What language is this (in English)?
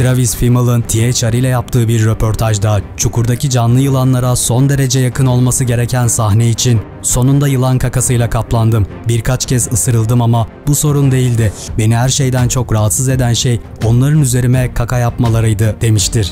Turkish